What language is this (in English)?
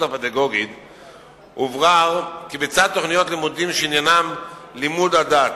Hebrew